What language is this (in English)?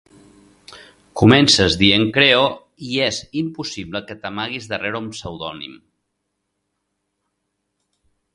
Catalan